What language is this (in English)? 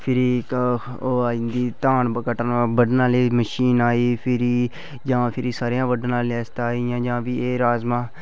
Dogri